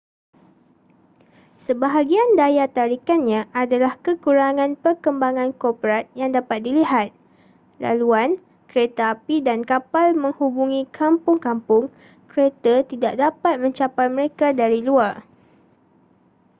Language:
Malay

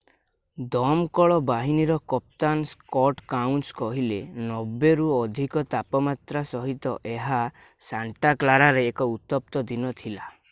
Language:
Odia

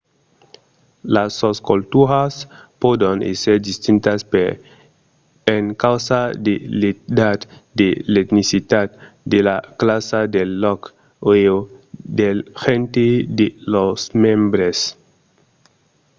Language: Occitan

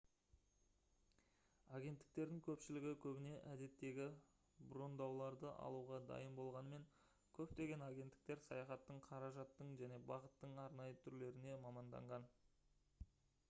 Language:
Kazakh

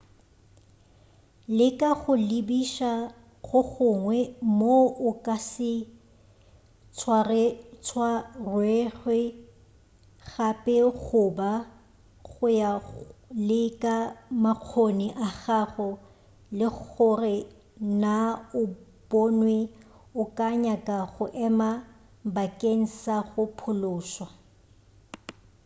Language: Northern Sotho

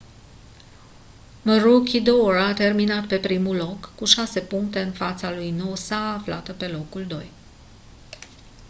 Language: Romanian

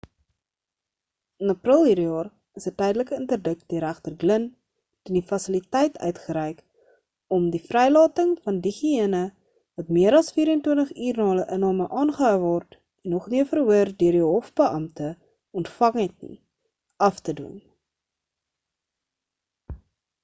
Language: Afrikaans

